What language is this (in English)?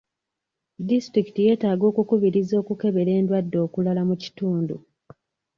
Ganda